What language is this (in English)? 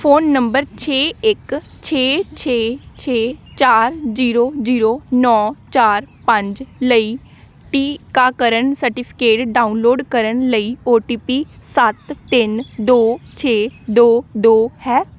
Punjabi